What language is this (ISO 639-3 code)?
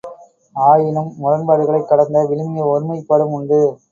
tam